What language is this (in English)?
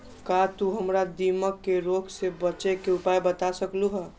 Magahi